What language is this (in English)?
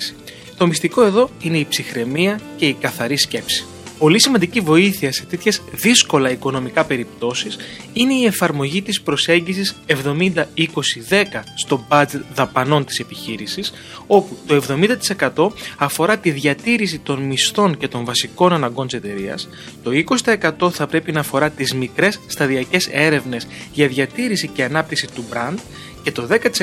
Greek